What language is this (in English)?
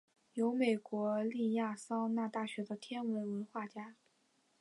Chinese